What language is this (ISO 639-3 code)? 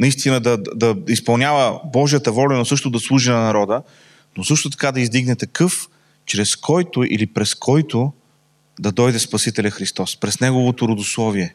bul